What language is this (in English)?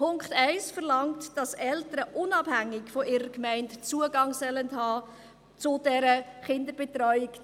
Swiss German